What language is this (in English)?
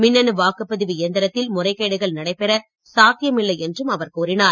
Tamil